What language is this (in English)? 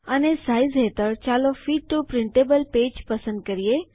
Gujarati